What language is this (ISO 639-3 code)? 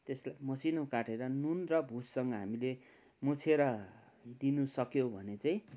nep